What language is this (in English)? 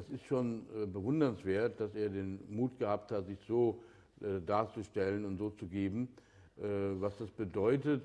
German